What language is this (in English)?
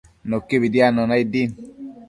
Matsés